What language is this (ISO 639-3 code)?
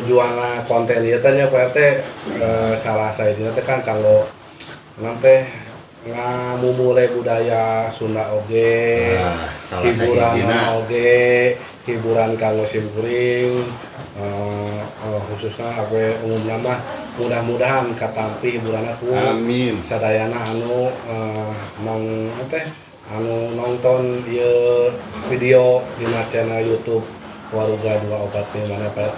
ind